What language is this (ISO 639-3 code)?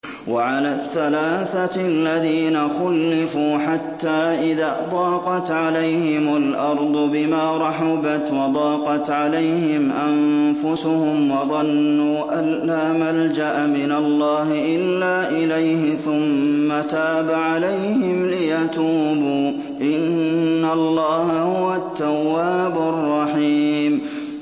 ara